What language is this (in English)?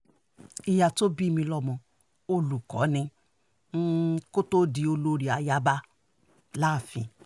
Yoruba